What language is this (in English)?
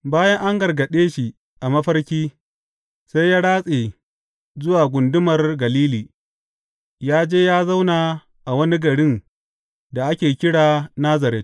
Hausa